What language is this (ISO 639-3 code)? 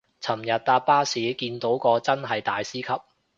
yue